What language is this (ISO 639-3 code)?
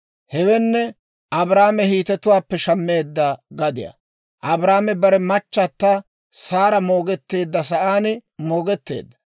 dwr